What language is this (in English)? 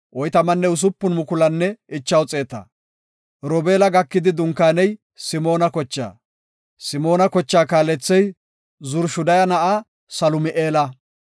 Gofa